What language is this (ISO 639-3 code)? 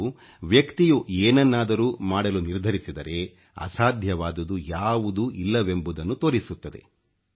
kan